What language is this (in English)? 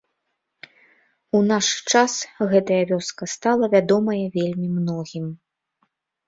Belarusian